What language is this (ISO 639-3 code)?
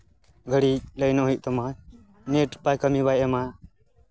sat